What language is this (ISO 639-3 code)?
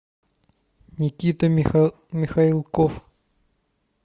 rus